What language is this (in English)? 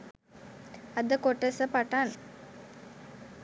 Sinhala